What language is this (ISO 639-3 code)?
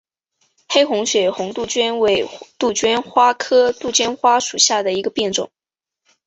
zho